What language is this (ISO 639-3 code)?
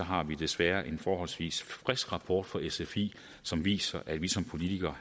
dan